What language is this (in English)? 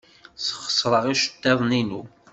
Kabyle